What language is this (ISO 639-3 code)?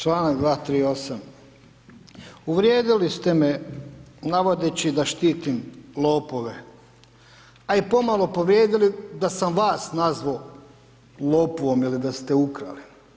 hrv